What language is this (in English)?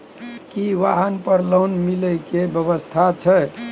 Maithili